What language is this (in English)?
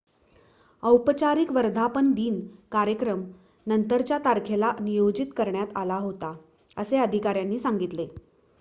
Marathi